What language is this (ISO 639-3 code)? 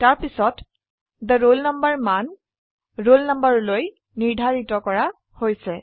asm